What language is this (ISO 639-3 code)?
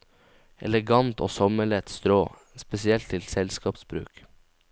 nor